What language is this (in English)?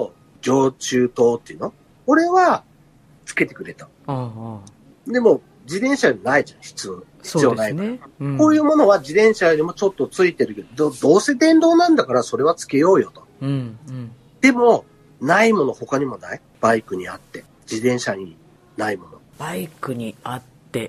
Japanese